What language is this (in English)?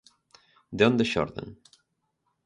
Galician